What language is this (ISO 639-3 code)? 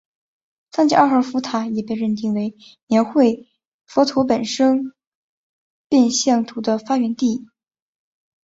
zho